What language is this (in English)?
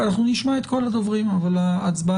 Hebrew